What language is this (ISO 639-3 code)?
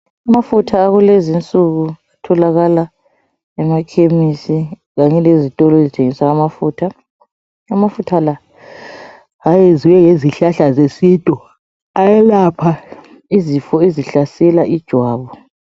nde